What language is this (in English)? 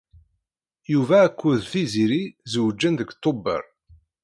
Kabyle